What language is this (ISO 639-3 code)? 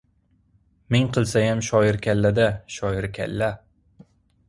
uzb